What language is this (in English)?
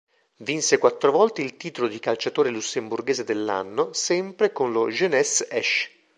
Italian